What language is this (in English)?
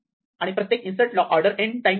Marathi